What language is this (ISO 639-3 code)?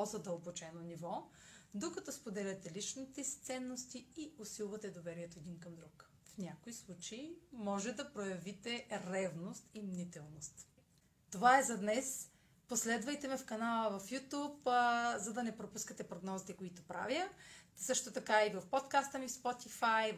bul